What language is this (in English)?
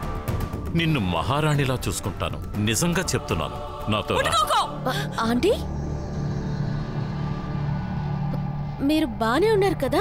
Telugu